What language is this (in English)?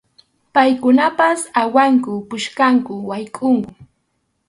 Arequipa-La Unión Quechua